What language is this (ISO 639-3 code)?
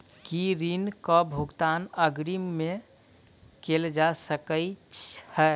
mai